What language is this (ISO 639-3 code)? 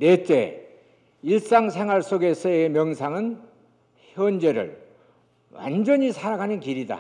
kor